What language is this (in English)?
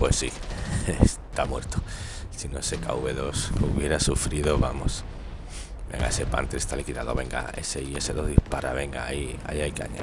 Spanish